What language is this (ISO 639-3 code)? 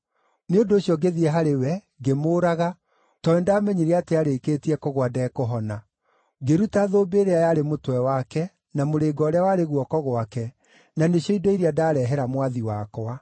kik